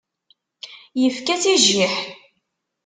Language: Kabyle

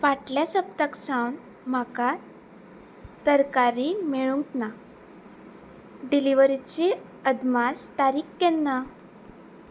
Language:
Konkani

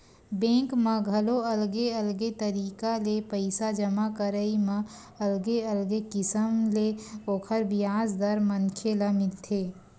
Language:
Chhattisgarhi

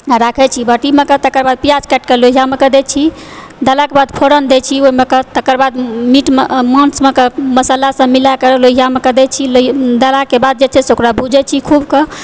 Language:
Maithili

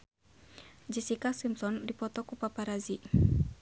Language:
Sundanese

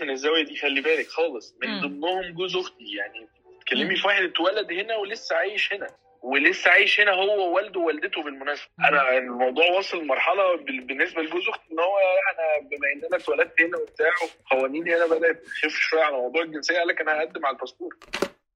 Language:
Arabic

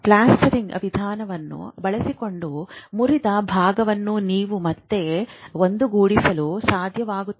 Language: Kannada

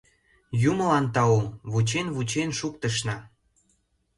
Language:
Mari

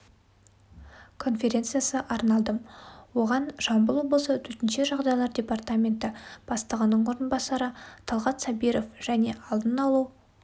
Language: Kazakh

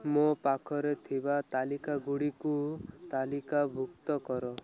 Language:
Odia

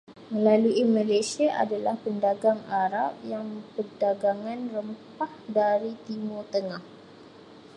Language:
Malay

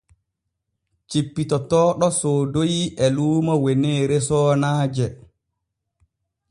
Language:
Borgu Fulfulde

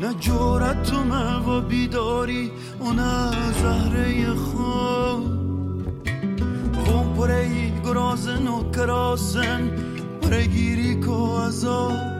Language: Persian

